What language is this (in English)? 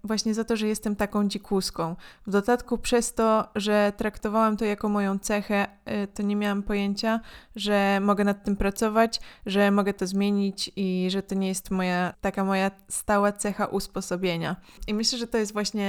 Polish